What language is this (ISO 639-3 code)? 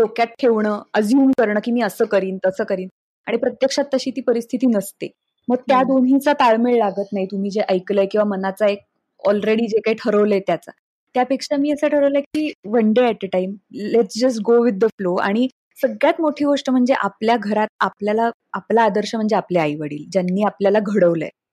mar